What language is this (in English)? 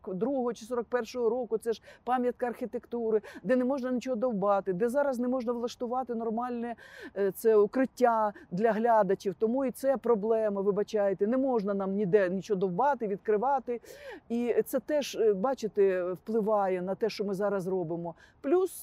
Ukrainian